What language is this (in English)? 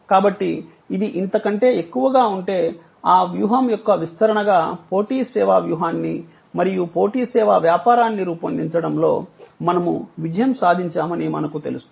Telugu